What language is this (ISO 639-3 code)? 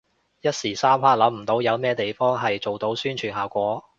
yue